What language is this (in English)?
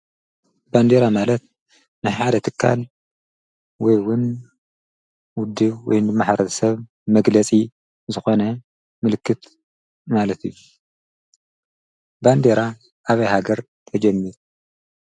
Tigrinya